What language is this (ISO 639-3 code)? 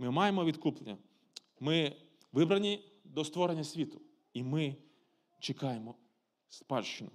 ukr